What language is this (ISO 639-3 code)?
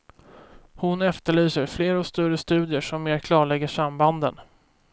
swe